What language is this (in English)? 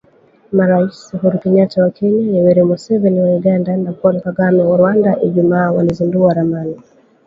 Swahili